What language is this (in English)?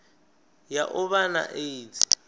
Venda